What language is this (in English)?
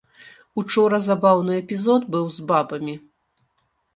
Belarusian